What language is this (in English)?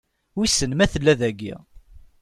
Kabyle